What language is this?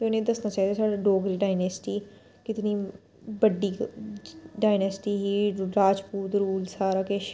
Dogri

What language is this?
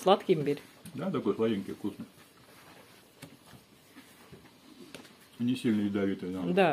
Russian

